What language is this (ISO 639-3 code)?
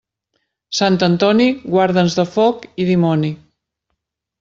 cat